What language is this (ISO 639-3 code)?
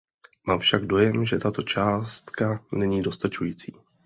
ces